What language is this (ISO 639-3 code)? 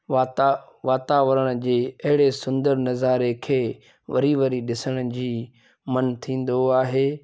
snd